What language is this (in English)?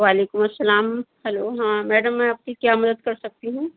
Urdu